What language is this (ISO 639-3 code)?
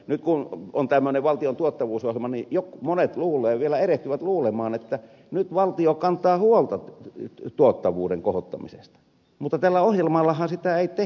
fin